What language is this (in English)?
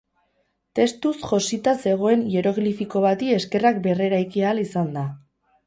Basque